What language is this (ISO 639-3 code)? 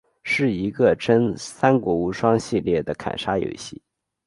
zho